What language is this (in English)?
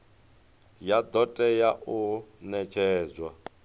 Venda